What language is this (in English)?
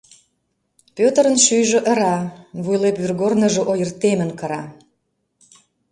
Mari